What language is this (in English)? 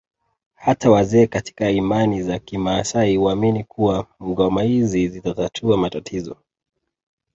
Swahili